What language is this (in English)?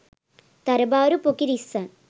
Sinhala